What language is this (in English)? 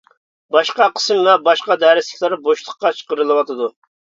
Uyghur